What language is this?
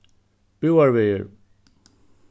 Faroese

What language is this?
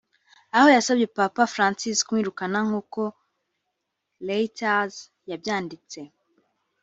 Kinyarwanda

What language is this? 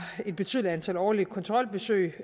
Danish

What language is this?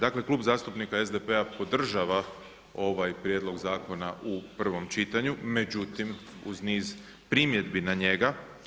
Croatian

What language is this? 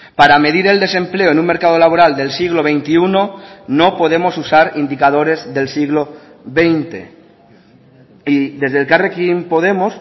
Spanish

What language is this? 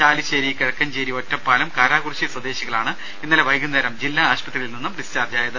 Malayalam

